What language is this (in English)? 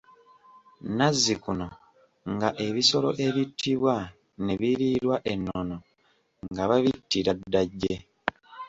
Ganda